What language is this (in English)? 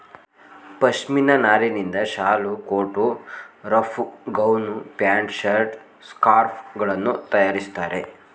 Kannada